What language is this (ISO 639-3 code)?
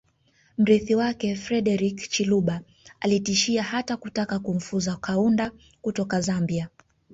swa